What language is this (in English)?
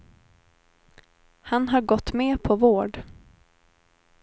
Swedish